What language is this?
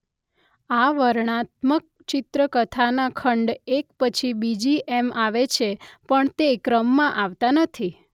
Gujarati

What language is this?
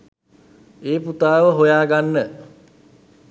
Sinhala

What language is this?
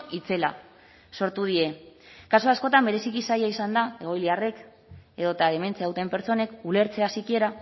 Basque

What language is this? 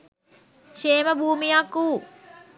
Sinhala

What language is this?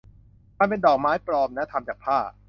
Thai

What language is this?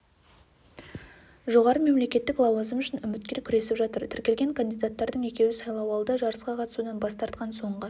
Kazakh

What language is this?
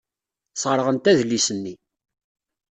Kabyle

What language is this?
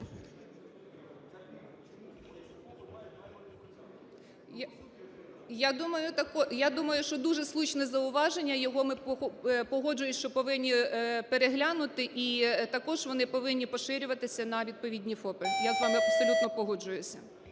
Ukrainian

